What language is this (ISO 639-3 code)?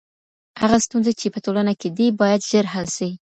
pus